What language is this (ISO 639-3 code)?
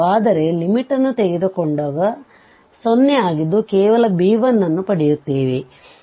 kan